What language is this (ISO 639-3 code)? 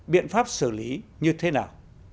vie